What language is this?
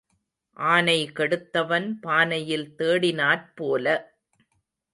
Tamil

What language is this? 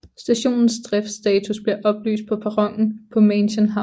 Danish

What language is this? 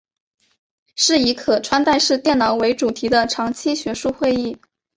Chinese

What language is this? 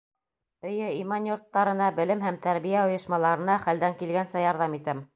Bashkir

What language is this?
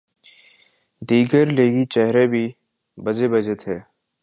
Urdu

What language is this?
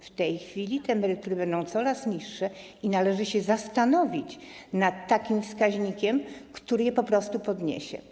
Polish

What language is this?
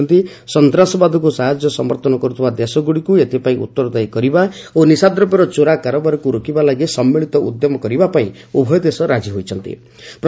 Odia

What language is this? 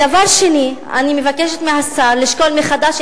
Hebrew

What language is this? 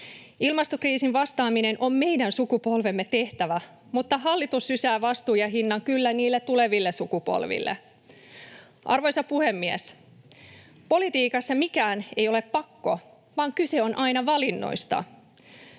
Finnish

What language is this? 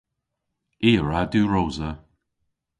Cornish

